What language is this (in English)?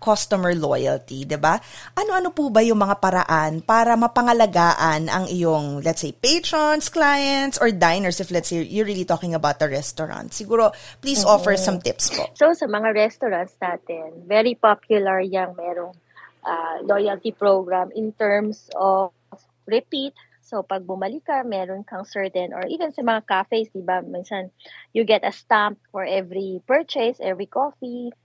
Filipino